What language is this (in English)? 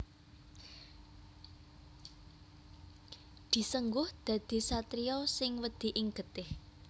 Javanese